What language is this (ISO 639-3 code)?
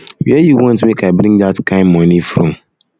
pcm